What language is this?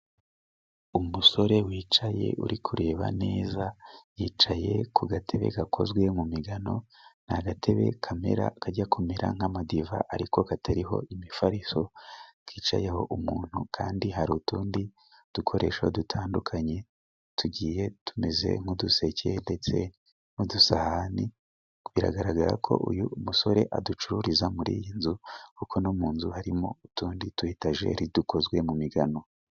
Kinyarwanda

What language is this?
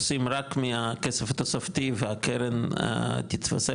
Hebrew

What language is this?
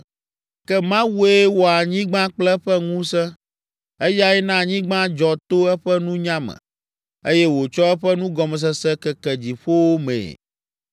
Ewe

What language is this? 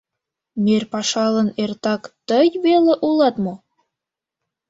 Mari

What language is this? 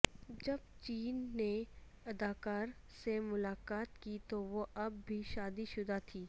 Urdu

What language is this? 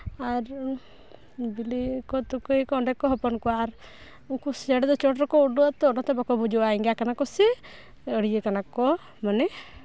Santali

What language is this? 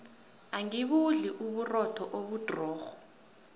South Ndebele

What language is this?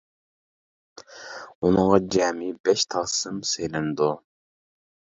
Uyghur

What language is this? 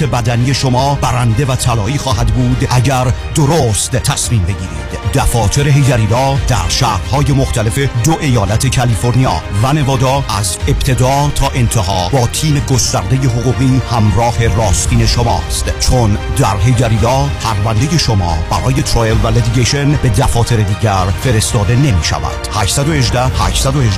Persian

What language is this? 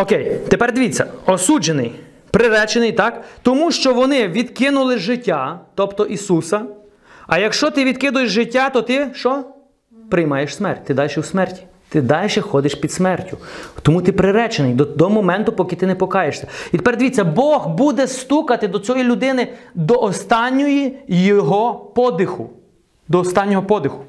Ukrainian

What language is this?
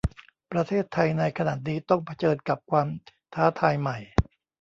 Thai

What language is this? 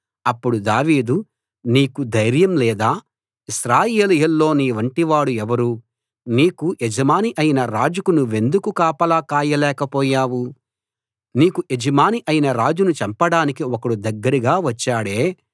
Telugu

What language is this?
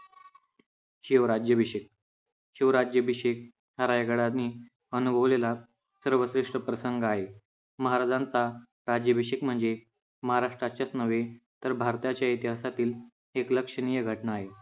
Marathi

